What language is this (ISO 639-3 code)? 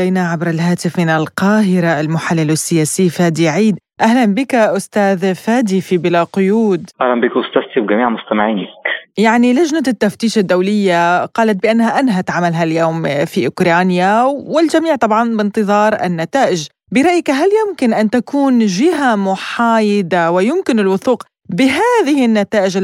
ara